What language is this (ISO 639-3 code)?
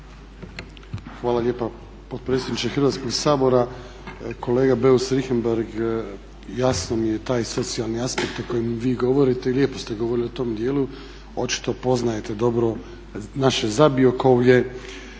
hrv